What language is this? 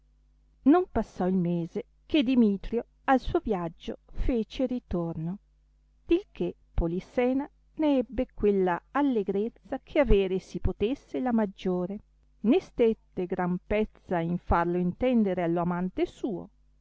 Italian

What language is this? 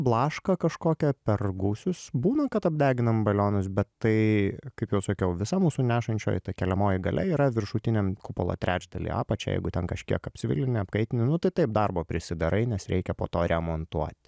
Lithuanian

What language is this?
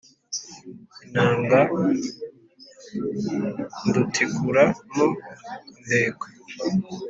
Kinyarwanda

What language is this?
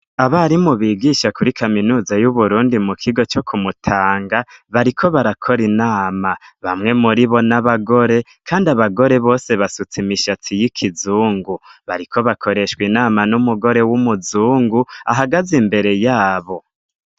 Rundi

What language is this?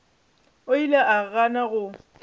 Northern Sotho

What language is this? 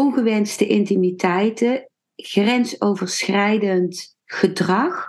Dutch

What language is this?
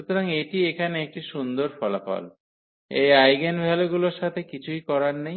Bangla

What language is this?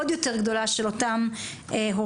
Hebrew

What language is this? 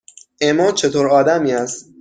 Persian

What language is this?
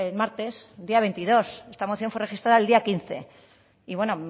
Spanish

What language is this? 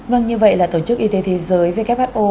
Vietnamese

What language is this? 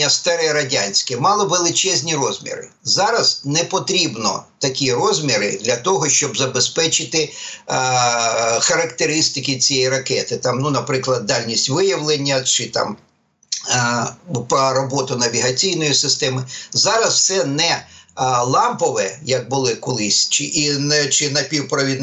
Ukrainian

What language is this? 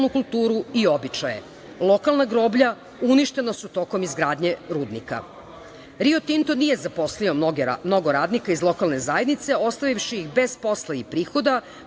Serbian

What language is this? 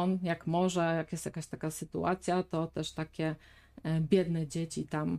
Polish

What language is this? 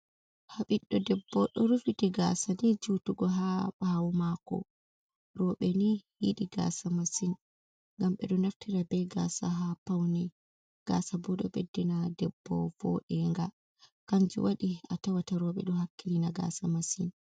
Fula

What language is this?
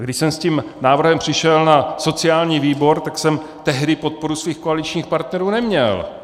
Czech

